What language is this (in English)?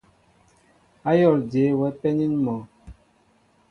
Mbo (Cameroon)